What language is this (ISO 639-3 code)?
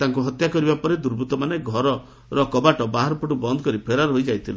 ori